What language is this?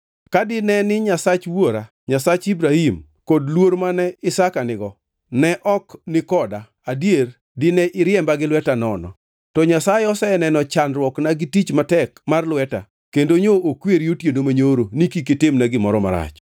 Luo (Kenya and Tanzania)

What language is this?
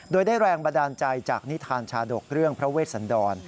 Thai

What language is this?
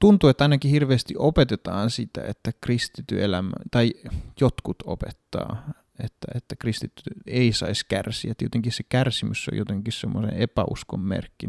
Finnish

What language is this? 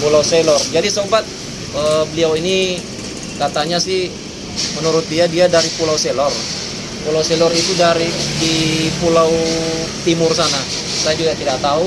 Indonesian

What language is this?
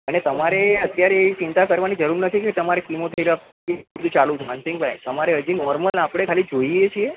Gujarati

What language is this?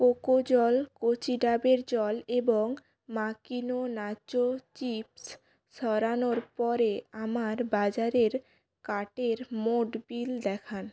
Bangla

